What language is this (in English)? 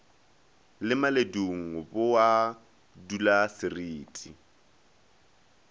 Northern Sotho